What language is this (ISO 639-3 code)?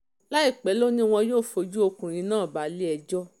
yor